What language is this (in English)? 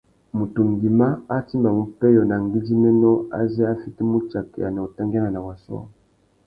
Tuki